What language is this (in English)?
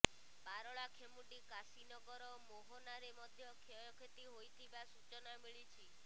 Odia